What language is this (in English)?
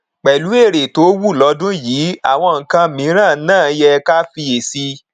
Yoruba